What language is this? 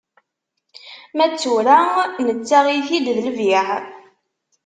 Kabyle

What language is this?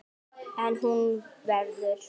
Icelandic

